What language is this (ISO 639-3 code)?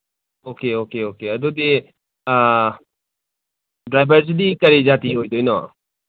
mni